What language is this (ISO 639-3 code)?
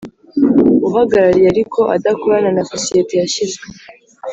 kin